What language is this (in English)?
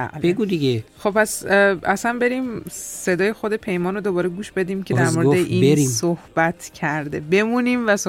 Persian